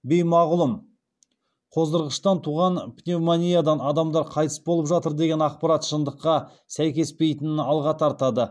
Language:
Kazakh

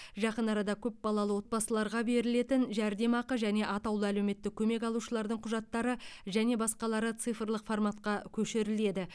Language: Kazakh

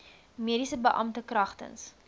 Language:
Afrikaans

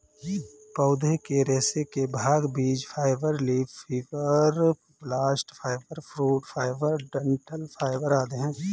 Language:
Hindi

